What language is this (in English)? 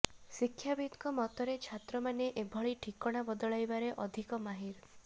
Odia